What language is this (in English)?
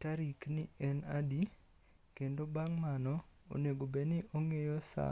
Luo (Kenya and Tanzania)